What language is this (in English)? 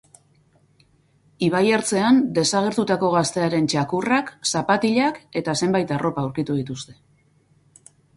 Basque